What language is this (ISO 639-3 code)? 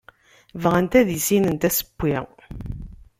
kab